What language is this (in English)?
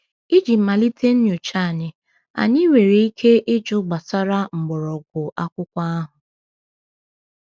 Igbo